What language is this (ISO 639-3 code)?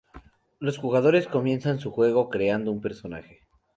spa